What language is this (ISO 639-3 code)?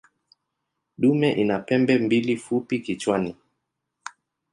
swa